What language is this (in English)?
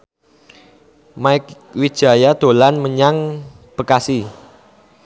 Javanese